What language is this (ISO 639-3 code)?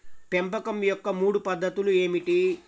tel